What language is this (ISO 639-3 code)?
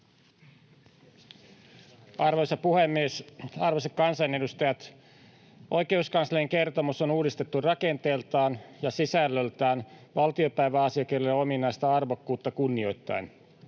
fin